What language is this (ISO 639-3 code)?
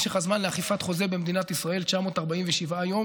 heb